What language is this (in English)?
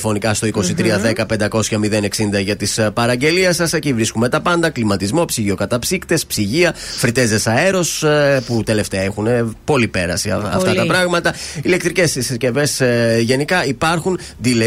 Greek